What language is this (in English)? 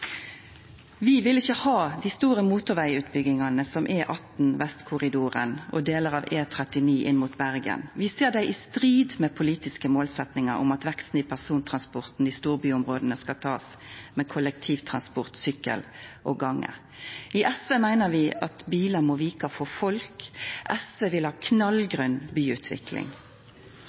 Norwegian Nynorsk